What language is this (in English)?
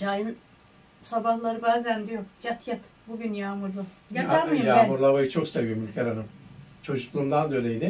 Turkish